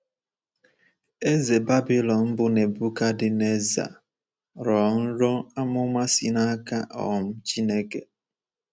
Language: Igbo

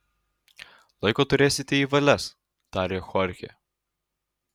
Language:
Lithuanian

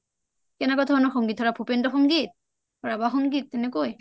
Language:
Assamese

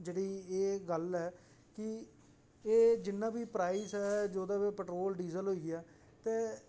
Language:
Dogri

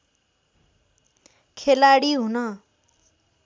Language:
Nepali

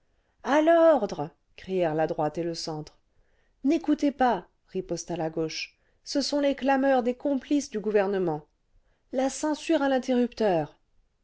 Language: French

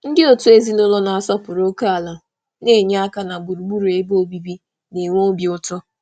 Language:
Igbo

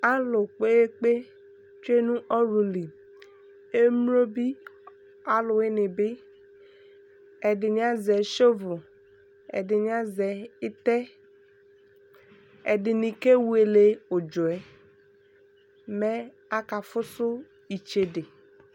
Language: Ikposo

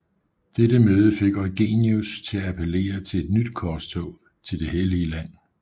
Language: Danish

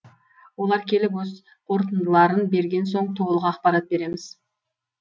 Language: Kazakh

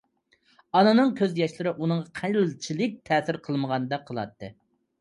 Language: Uyghur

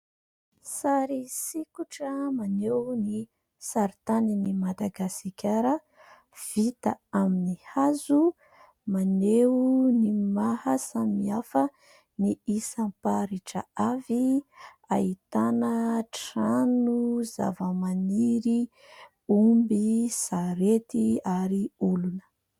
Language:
Malagasy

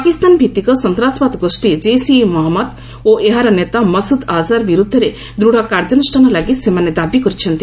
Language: Odia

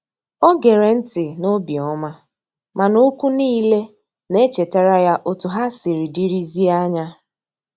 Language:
Igbo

